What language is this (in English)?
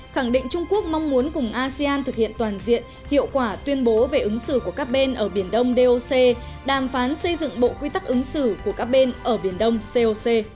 Vietnamese